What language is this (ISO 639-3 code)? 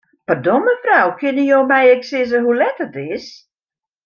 fry